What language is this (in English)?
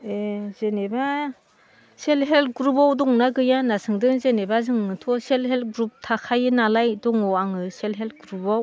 Bodo